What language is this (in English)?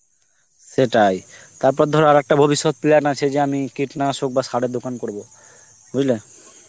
Bangla